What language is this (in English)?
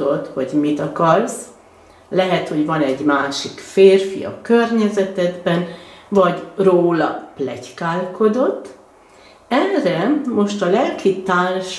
Hungarian